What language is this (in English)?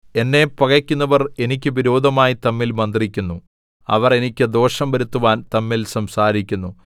Malayalam